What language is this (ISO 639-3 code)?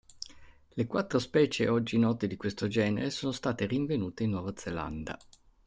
ita